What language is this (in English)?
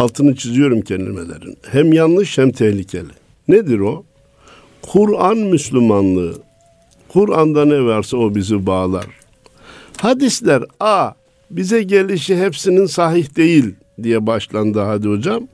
Turkish